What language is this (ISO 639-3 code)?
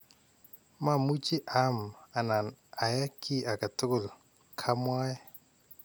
kln